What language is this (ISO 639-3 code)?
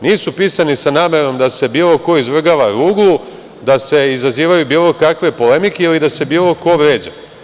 srp